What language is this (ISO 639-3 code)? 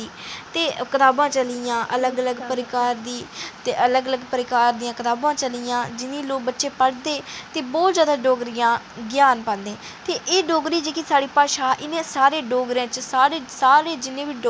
doi